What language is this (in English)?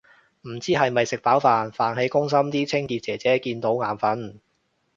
Cantonese